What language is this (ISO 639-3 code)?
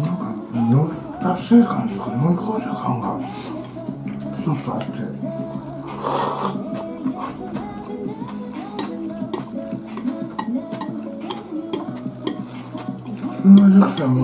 jpn